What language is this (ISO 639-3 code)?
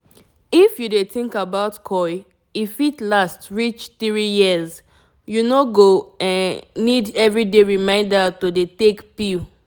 pcm